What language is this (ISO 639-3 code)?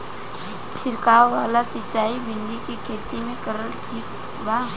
bho